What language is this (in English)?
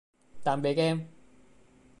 Vietnamese